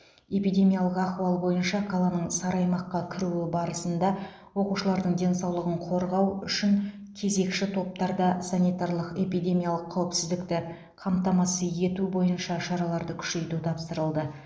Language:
Kazakh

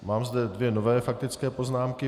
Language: Czech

